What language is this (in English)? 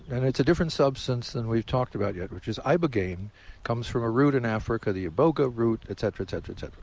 English